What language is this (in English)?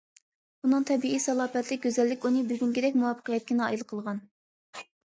Uyghur